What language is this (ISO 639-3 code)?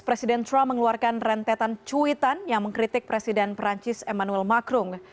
ind